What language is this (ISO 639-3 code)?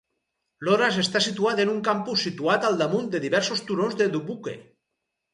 cat